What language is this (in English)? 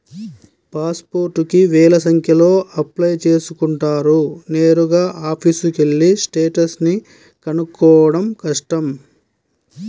Telugu